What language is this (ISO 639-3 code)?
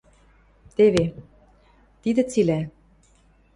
mrj